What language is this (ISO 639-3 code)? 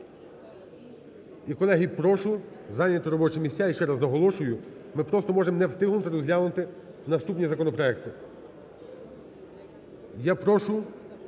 ukr